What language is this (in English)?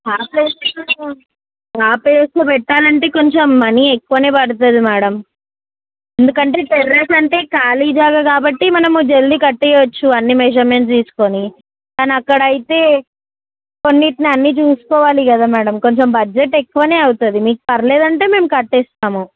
Telugu